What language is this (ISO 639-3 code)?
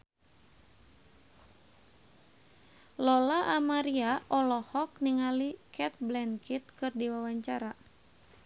sun